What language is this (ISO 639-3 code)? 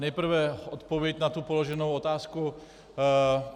ces